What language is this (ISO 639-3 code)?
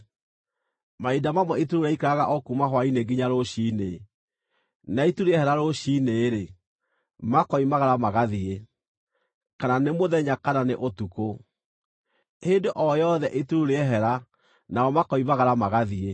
kik